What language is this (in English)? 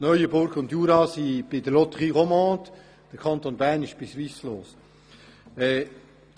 Swiss German